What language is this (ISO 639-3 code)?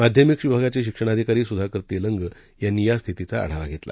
mar